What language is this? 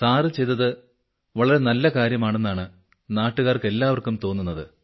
Malayalam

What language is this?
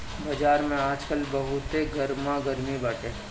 Bhojpuri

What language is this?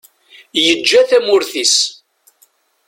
Kabyle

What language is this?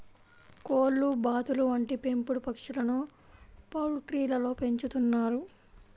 Telugu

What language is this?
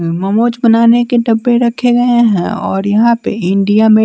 Hindi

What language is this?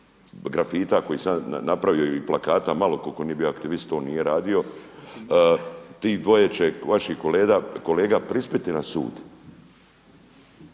Croatian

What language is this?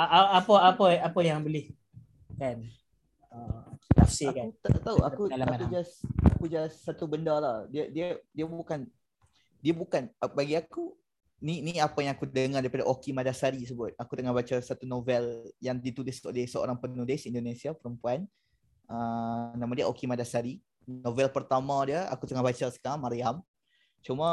Malay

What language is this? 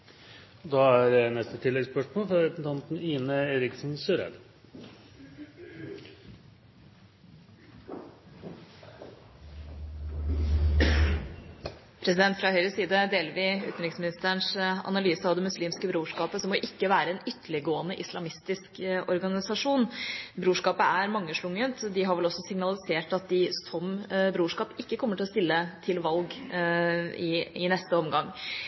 Norwegian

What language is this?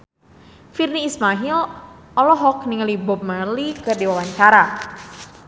Sundanese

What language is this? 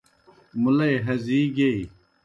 Kohistani Shina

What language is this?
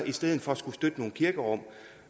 Danish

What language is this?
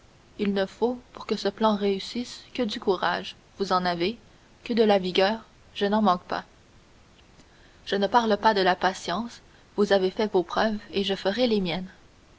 French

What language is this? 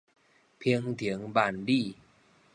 Min Nan Chinese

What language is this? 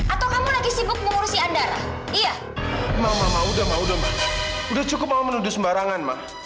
Indonesian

